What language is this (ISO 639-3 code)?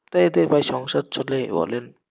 ben